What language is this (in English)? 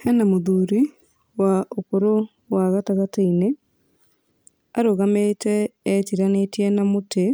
Kikuyu